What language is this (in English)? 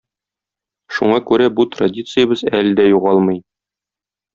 Tatar